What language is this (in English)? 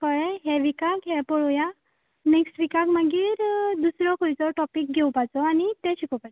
Konkani